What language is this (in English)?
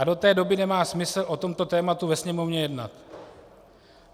Czech